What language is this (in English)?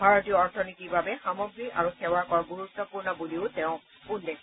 Assamese